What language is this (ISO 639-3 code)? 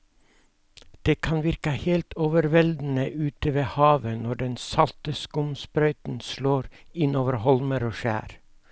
nor